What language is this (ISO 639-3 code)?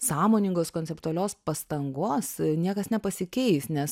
lit